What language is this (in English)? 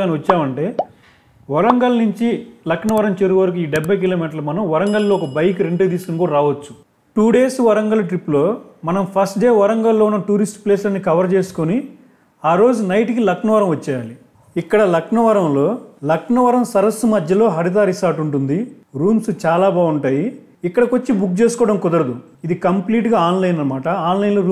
Telugu